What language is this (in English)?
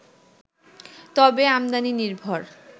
Bangla